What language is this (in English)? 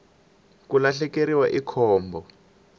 Tsonga